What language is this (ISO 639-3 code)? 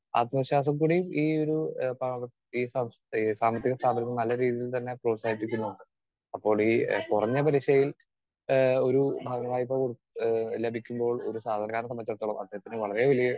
mal